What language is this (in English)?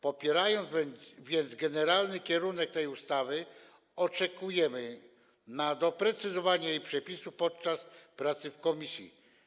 Polish